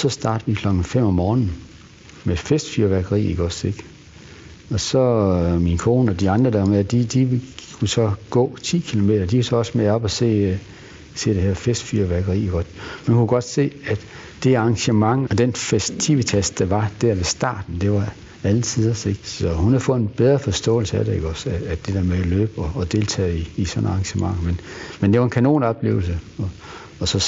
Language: Danish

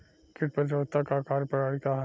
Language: Bhojpuri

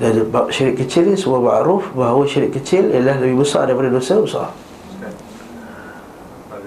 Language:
Malay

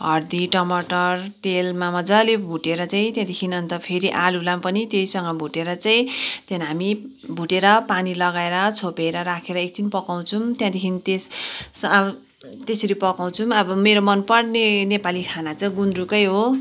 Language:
Nepali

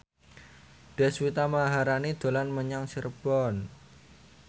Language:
Javanese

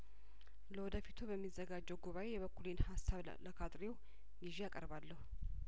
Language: Amharic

